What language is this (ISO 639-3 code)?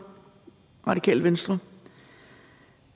dan